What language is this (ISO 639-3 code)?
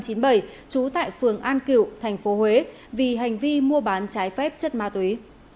vie